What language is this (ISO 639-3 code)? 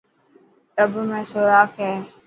mki